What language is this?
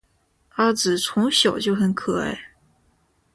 Chinese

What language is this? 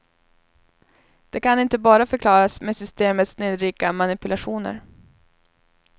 Swedish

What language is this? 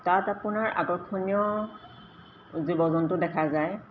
Assamese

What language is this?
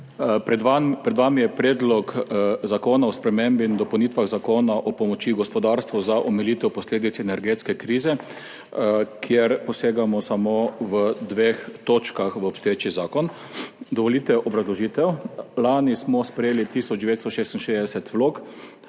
Slovenian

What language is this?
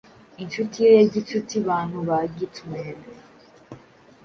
Kinyarwanda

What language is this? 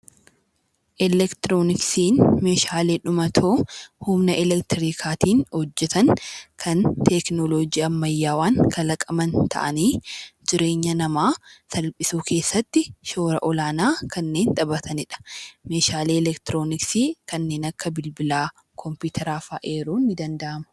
Oromo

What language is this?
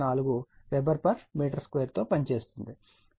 Telugu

